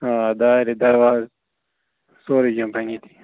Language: Kashmiri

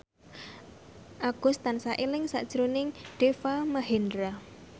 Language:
Javanese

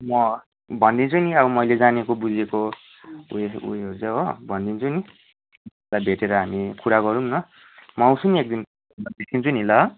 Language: Nepali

